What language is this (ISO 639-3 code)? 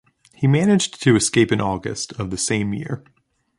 eng